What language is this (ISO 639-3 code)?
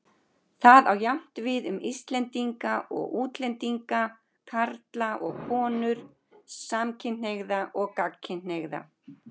isl